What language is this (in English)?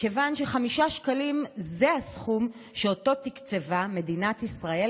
Hebrew